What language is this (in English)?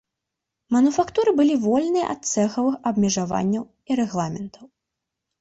Belarusian